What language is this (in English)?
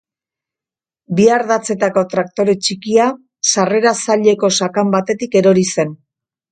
Basque